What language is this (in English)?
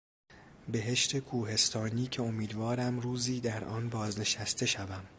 Persian